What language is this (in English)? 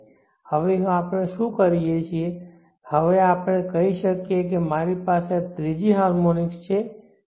Gujarati